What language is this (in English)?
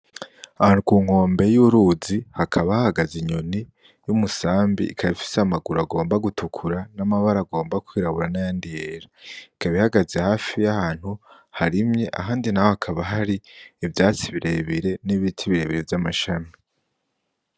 Rundi